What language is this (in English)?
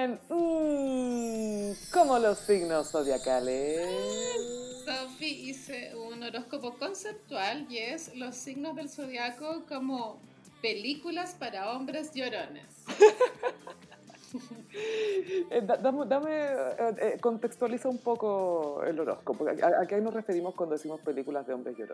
Spanish